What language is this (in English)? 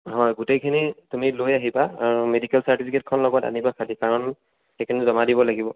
Assamese